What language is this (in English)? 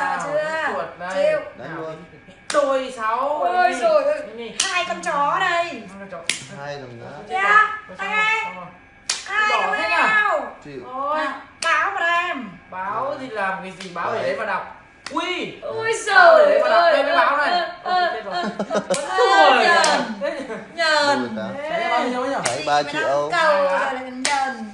Vietnamese